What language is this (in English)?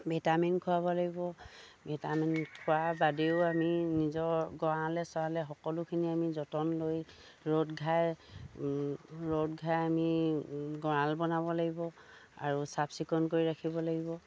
Assamese